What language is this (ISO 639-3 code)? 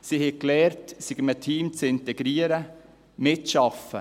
gsw